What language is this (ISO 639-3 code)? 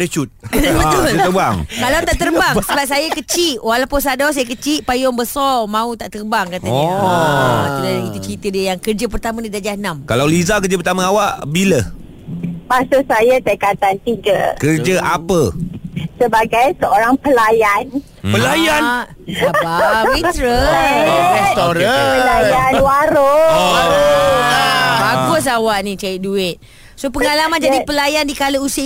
msa